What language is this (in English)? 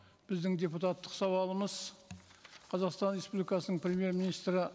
Kazakh